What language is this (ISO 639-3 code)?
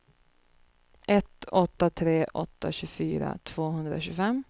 swe